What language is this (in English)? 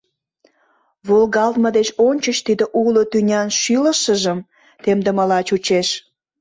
Mari